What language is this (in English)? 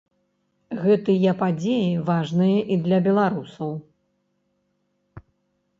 Belarusian